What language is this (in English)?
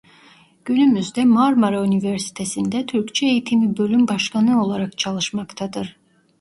Turkish